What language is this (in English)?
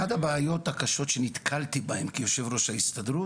Hebrew